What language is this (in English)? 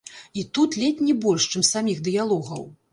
Belarusian